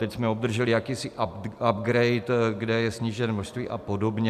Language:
Czech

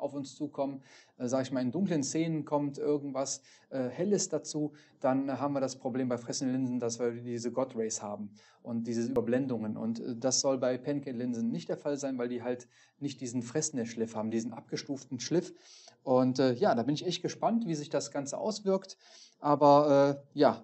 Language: German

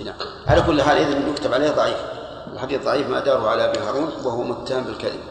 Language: Arabic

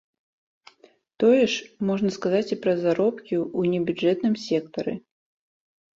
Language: Belarusian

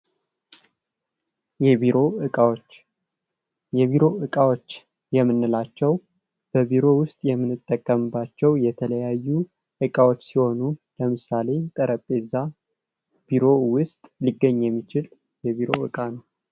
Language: Amharic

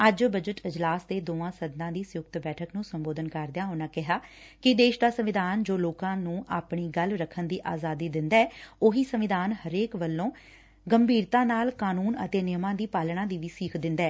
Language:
Punjabi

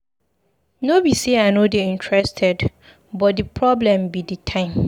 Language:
Nigerian Pidgin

